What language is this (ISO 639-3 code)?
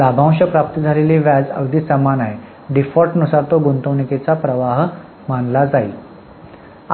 mar